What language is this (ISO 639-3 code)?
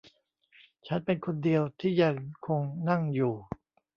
tha